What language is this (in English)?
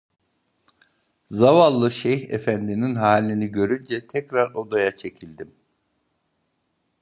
Turkish